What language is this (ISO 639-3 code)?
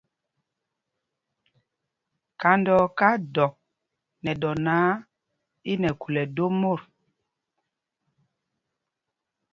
mgg